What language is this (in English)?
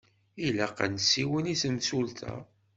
Kabyle